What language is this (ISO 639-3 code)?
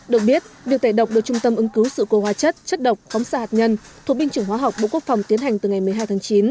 vie